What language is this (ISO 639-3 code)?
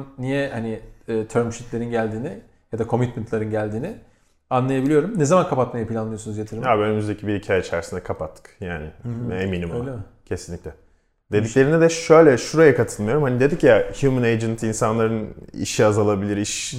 tur